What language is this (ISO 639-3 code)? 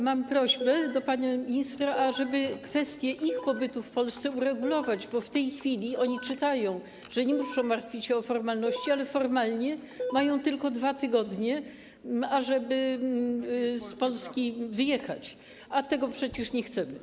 pol